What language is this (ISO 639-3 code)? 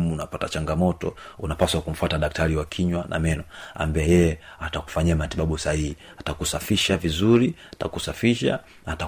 swa